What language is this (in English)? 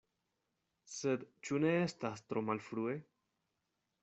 Esperanto